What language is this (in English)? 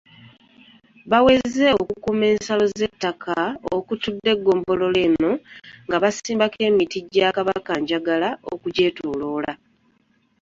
Ganda